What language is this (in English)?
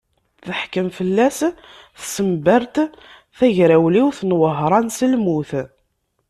Kabyle